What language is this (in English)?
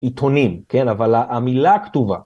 Hebrew